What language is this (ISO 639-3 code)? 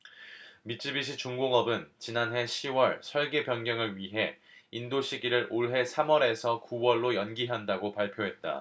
kor